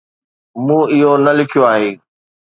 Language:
Sindhi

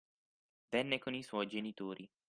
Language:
Italian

